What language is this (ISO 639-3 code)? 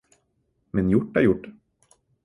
nob